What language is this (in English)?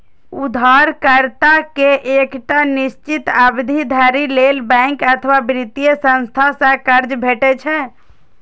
Maithili